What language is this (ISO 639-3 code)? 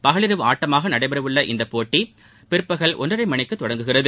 tam